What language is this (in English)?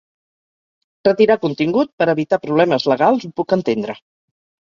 Catalan